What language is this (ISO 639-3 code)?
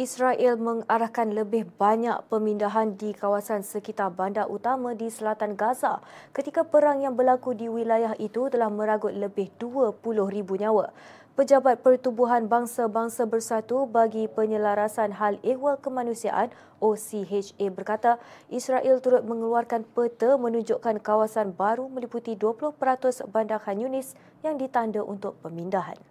msa